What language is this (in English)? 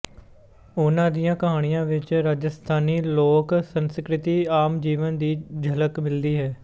Punjabi